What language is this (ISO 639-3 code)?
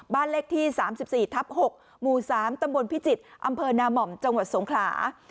tha